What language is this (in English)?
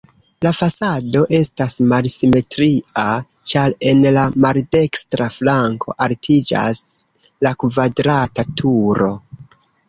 Esperanto